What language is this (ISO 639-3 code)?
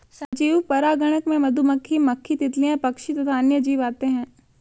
hin